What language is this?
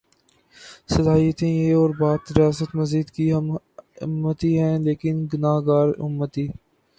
Urdu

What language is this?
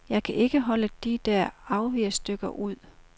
Danish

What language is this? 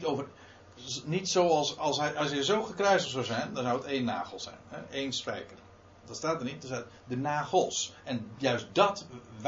Dutch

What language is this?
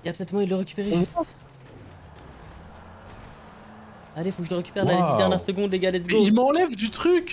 French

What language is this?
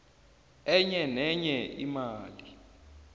South Ndebele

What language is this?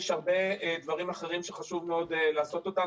Hebrew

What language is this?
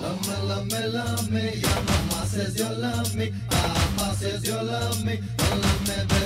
Hungarian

